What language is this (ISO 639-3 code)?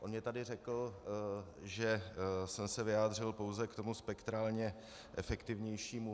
ces